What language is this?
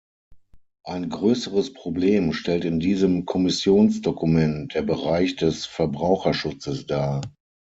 German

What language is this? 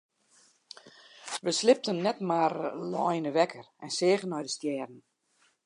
Western Frisian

